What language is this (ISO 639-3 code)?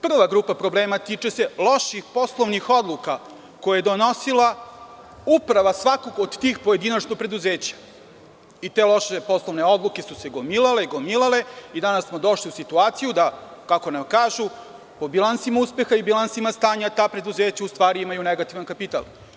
srp